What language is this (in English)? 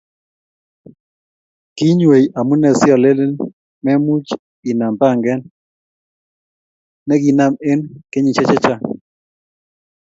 Kalenjin